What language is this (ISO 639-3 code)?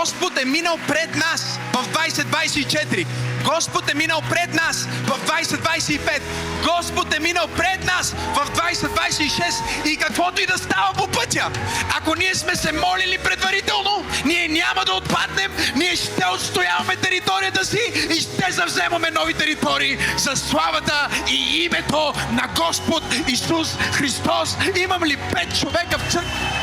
bul